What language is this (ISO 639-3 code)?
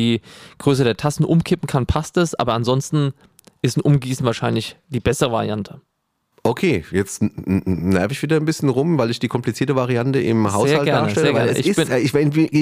deu